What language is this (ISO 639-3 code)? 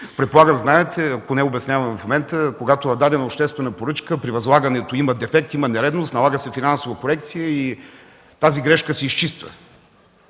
bul